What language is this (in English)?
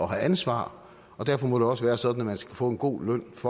Danish